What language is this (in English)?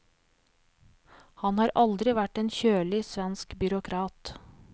Norwegian